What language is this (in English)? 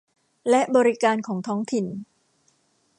Thai